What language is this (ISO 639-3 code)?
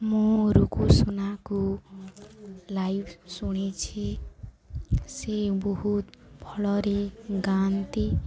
ori